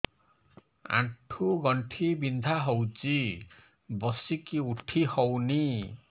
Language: Odia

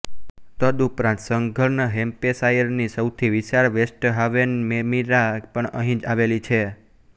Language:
Gujarati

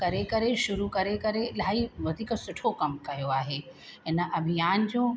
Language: Sindhi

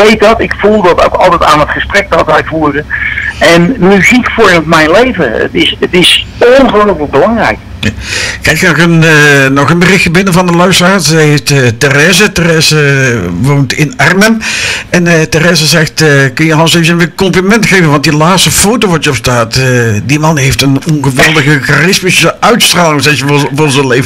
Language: Dutch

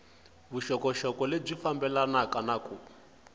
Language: Tsonga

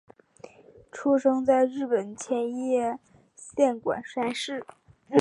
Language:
Chinese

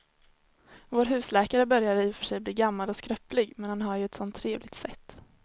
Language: Swedish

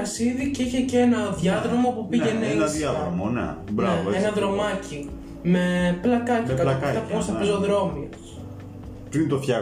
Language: Greek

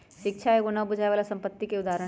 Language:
Magahi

